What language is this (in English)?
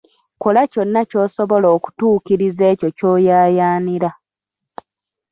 Ganda